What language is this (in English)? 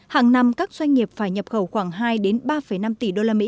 Vietnamese